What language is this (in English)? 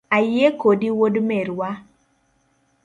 Luo (Kenya and Tanzania)